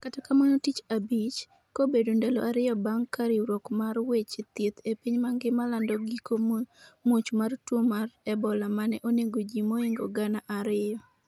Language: Luo (Kenya and Tanzania)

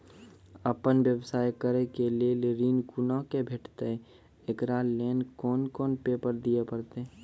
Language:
Maithili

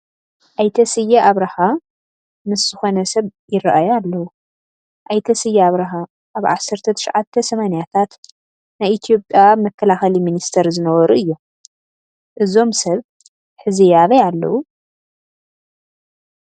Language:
Tigrinya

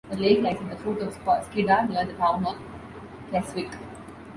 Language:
English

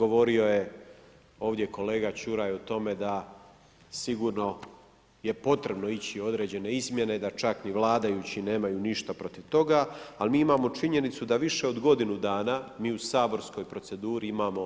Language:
Croatian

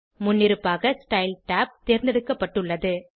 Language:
Tamil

